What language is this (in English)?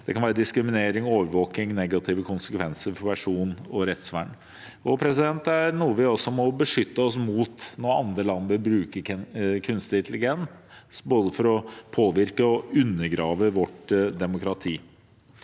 Norwegian